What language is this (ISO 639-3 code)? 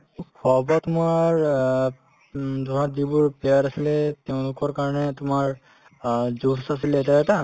asm